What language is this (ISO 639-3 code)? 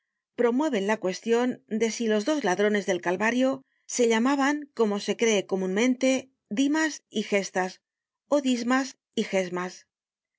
spa